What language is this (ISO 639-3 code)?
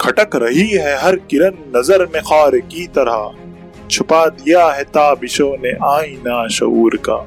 hin